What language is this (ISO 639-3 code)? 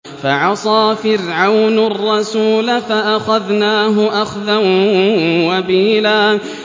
ara